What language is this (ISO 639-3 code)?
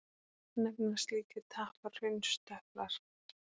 isl